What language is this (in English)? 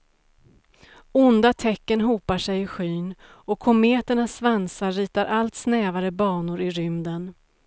Swedish